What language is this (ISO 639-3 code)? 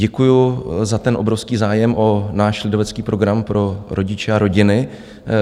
ces